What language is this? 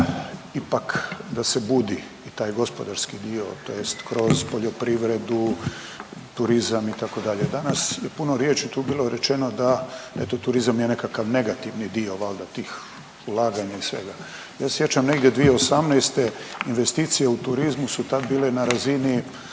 Croatian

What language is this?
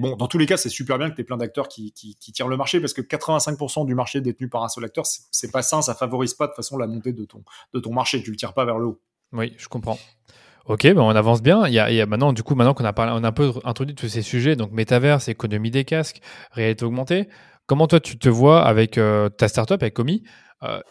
French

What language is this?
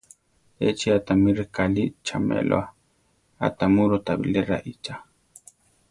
Central Tarahumara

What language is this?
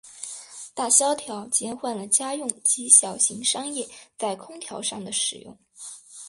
Chinese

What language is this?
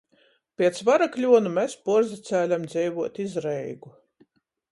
Latgalian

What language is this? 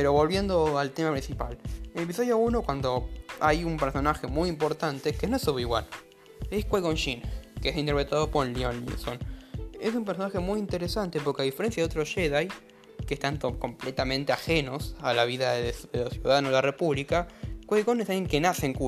Spanish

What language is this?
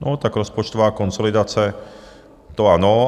Czech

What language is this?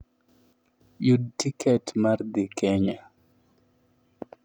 Luo (Kenya and Tanzania)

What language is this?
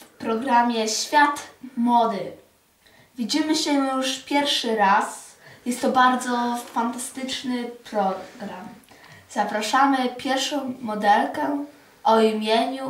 Polish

